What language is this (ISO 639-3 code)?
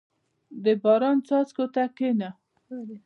pus